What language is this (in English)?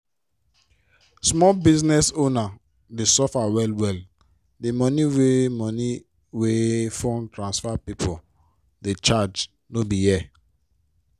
Nigerian Pidgin